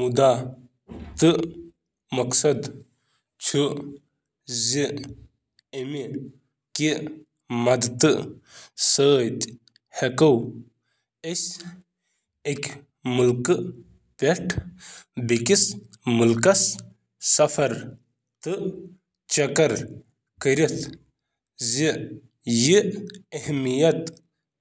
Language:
Kashmiri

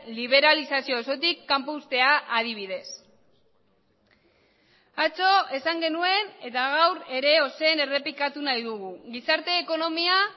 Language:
Basque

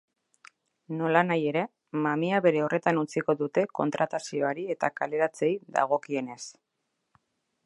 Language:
Basque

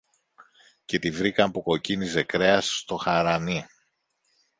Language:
Greek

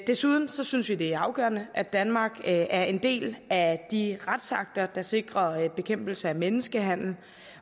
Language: Danish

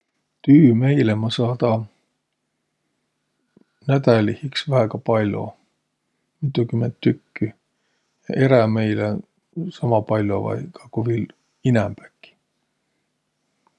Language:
Võro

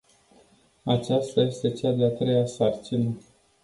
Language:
Romanian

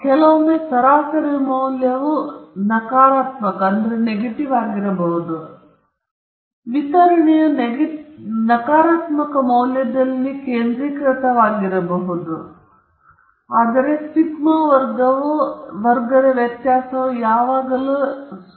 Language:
Kannada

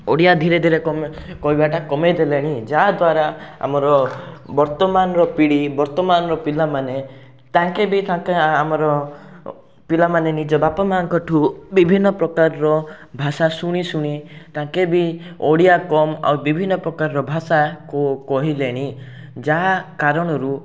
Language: Odia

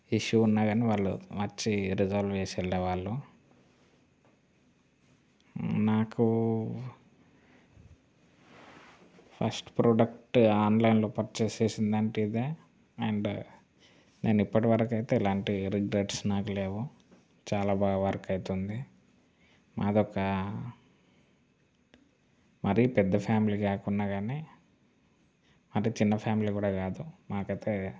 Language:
Telugu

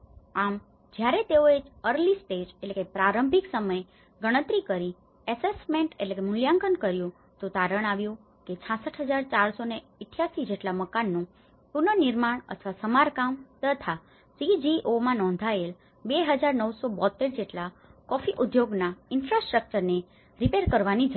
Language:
Gujarati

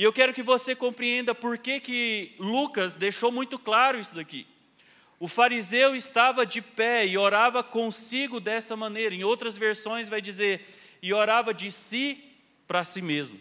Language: Portuguese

